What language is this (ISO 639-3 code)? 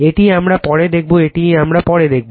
ben